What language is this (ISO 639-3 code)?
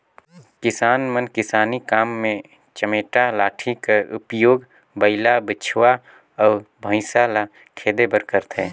hne